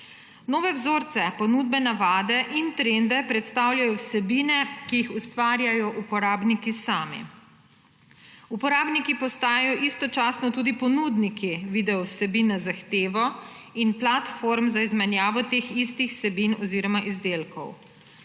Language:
Slovenian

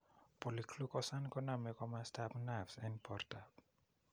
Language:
Kalenjin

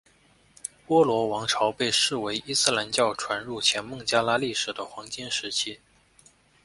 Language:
Chinese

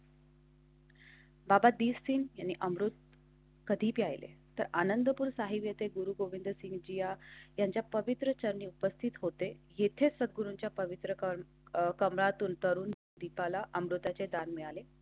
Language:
Marathi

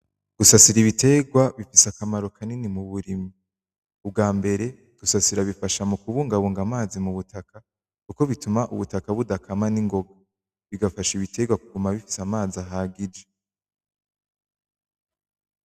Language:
Rundi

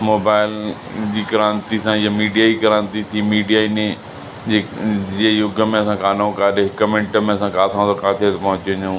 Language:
Sindhi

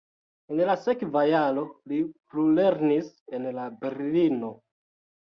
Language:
Esperanto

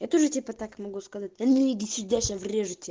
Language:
Russian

